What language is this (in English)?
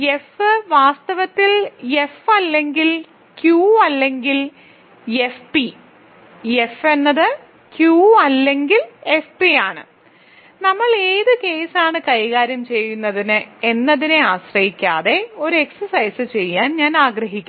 Malayalam